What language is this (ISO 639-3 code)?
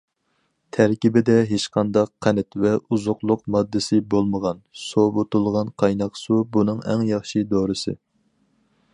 uig